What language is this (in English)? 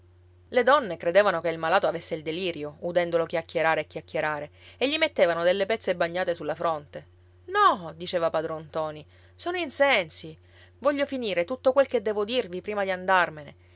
Italian